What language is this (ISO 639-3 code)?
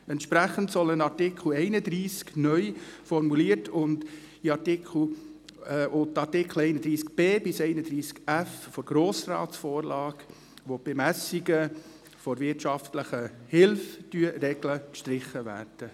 gsw